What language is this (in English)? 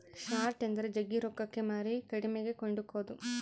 Kannada